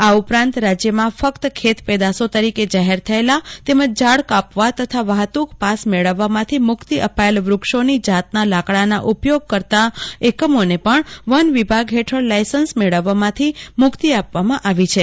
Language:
Gujarati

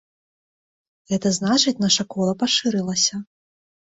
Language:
Belarusian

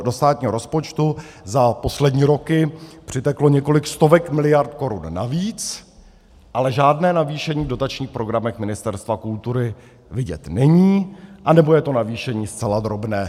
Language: Czech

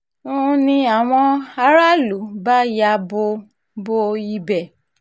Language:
Yoruba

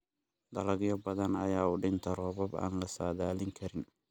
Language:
Somali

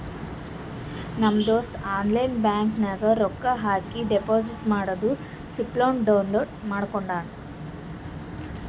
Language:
Kannada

